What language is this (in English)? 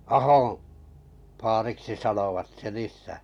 Finnish